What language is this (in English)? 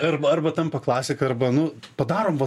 Lithuanian